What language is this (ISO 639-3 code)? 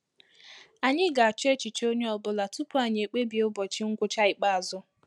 ibo